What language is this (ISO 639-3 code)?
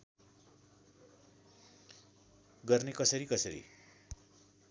nep